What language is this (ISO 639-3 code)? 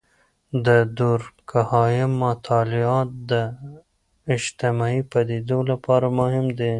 pus